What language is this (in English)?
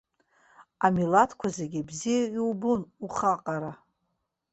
Abkhazian